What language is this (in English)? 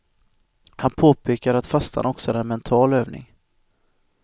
Swedish